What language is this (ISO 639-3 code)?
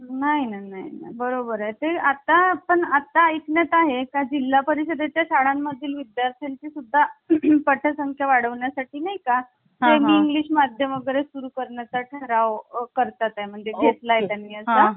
mar